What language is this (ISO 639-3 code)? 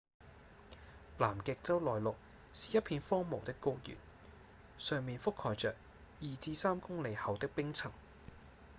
yue